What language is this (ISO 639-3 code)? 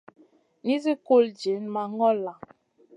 mcn